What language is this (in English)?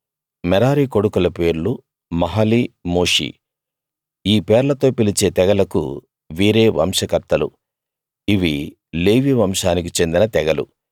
Telugu